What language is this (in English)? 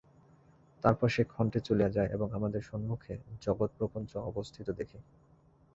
Bangla